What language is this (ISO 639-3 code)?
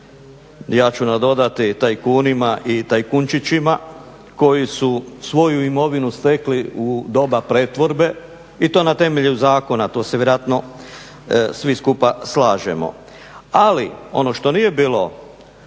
hrv